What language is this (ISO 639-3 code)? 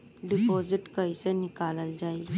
bho